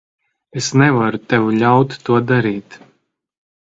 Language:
Latvian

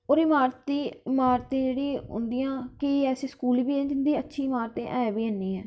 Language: Dogri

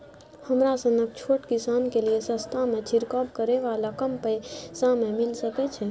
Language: Maithili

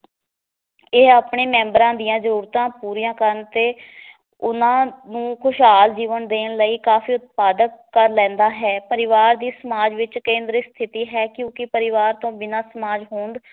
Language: Punjabi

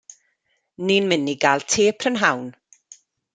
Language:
Welsh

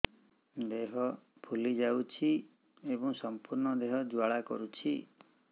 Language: Odia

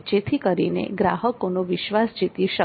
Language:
Gujarati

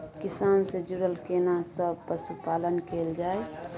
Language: Maithili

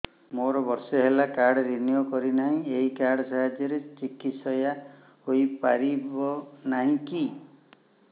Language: Odia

